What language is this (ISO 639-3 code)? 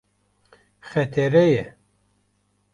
kur